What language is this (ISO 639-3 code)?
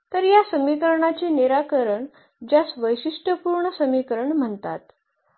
mar